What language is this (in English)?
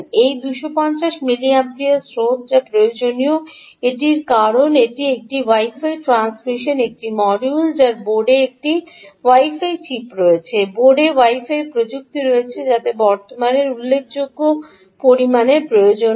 Bangla